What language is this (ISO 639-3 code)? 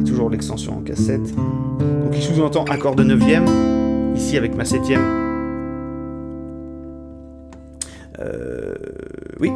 fra